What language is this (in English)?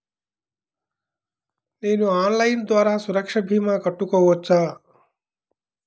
Telugu